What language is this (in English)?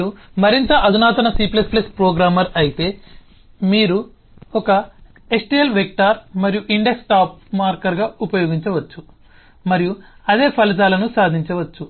Telugu